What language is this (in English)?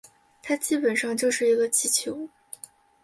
Chinese